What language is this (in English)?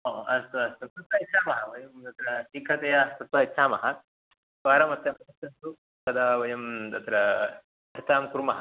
Sanskrit